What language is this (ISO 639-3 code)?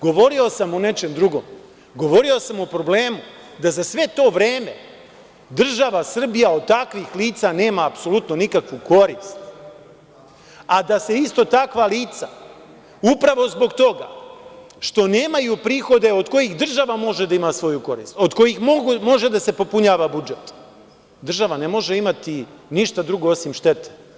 srp